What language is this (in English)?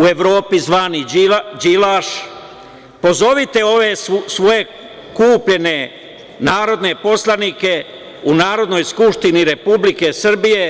Serbian